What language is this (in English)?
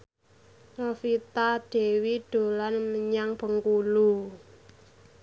Javanese